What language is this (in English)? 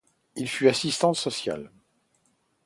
French